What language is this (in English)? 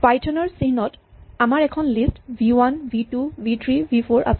Assamese